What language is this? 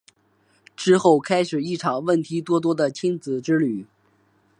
Chinese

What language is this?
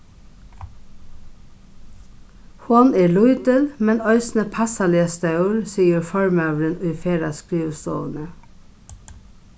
Faroese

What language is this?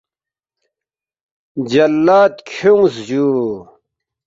Balti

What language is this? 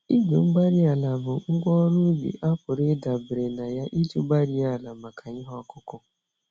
Igbo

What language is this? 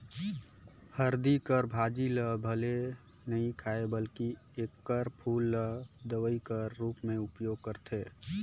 Chhattisgarhi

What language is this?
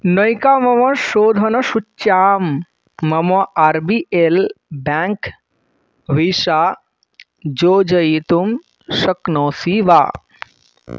Sanskrit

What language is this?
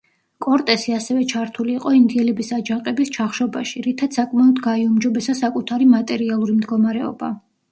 Georgian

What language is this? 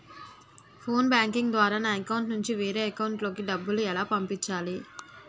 Telugu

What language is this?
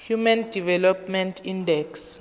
Tswana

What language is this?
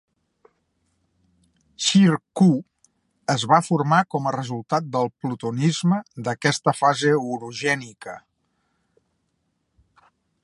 Catalan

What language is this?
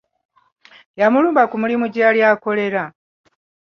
Ganda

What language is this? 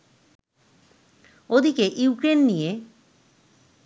Bangla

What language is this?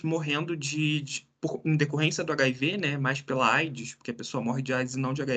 Portuguese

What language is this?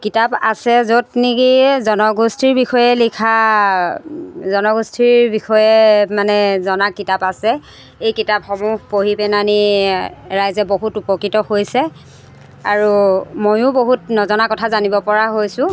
Assamese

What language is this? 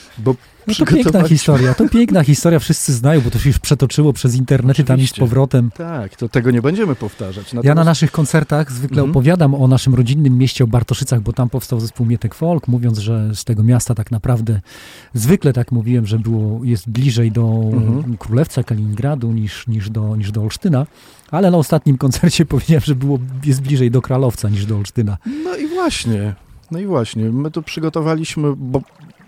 Polish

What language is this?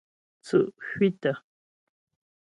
Ghomala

